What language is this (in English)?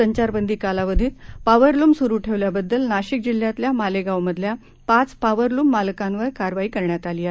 Marathi